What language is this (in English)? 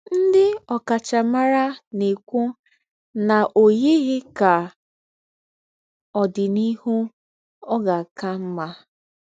Igbo